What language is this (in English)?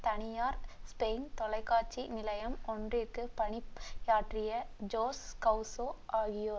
Tamil